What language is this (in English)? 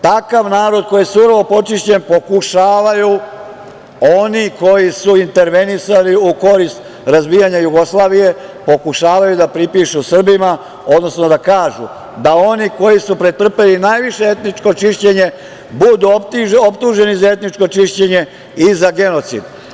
Serbian